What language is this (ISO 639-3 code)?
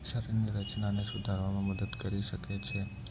guj